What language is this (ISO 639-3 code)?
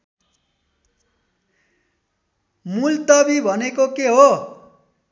nep